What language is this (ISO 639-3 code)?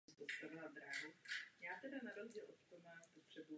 ces